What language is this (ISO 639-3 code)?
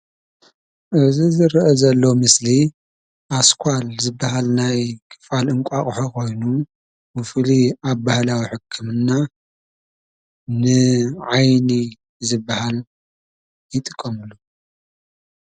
tir